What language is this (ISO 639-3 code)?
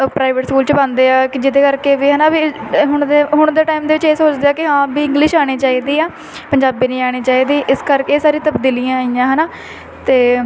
pan